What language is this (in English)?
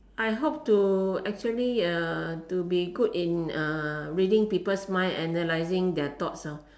English